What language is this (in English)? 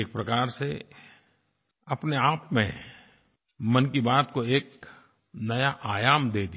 Hindi